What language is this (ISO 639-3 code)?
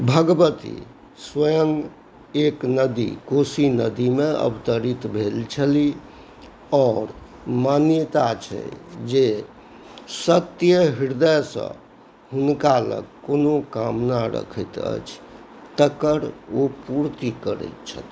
mai